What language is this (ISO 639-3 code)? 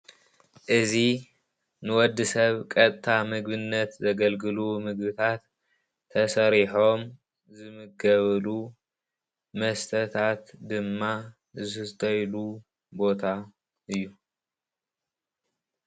tir